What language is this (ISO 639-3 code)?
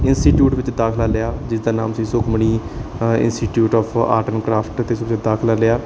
pan